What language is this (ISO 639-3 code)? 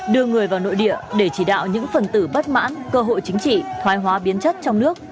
vie